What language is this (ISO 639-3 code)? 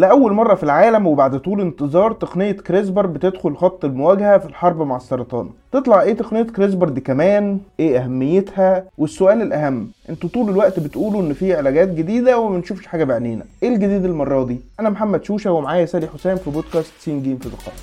ara